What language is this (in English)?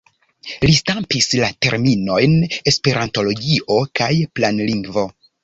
Esperanto